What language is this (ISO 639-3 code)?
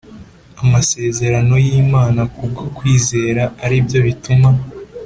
kin